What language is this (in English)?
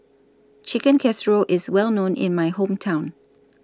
English